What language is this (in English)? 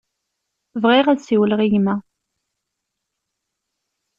Kabyle